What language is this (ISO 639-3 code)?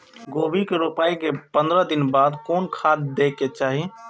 mai